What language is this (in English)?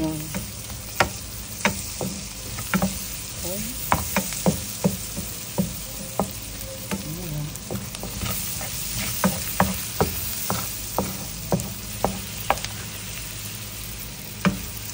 Filipino